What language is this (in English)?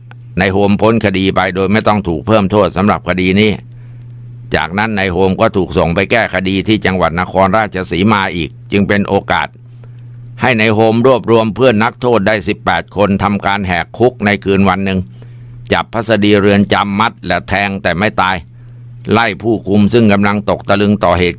Thai